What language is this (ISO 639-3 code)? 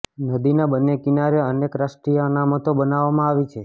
guj